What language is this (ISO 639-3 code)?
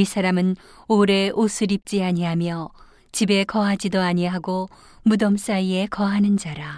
kor